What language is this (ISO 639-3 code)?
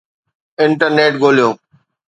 snd